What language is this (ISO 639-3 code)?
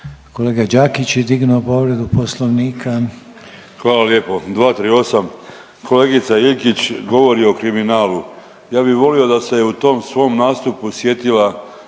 hrv